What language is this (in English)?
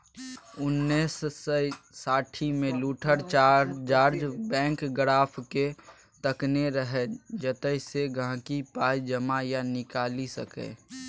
Maithili